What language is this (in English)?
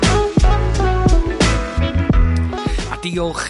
Welsh